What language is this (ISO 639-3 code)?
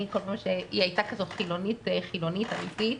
heb